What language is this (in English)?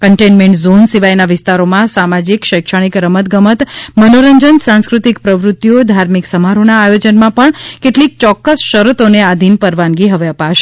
Gujarati